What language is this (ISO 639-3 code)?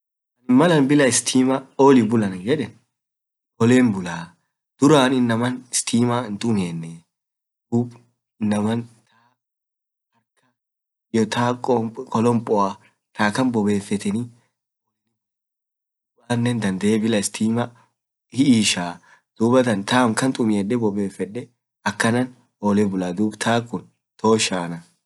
orc